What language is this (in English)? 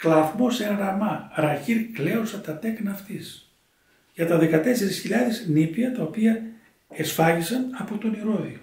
Greek